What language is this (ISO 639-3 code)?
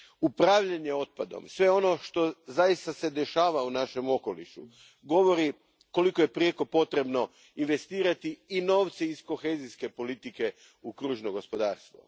hrv